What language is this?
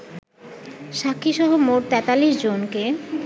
Bangla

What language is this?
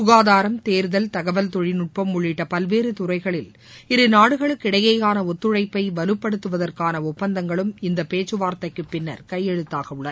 Tamil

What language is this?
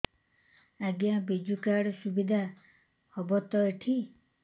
Odia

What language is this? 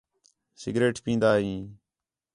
Khetrani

